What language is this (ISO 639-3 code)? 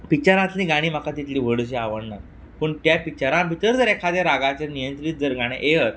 kok